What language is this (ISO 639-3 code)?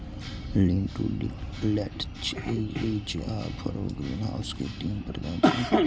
mai